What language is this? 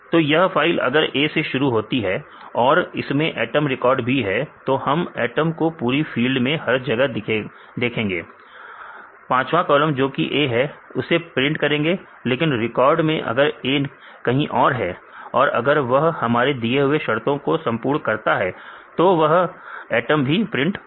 Hindi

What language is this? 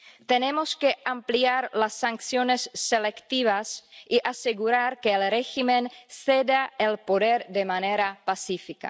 Spanish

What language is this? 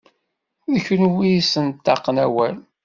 Kabyle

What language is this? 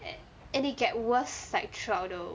English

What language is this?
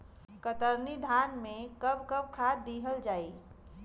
Bhojpuri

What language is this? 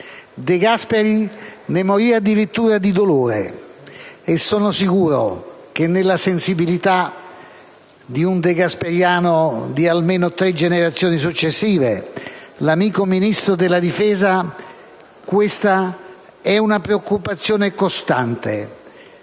Italian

